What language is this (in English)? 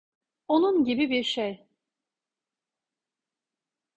Turkish